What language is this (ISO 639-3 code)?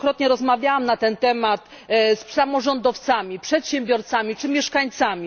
pol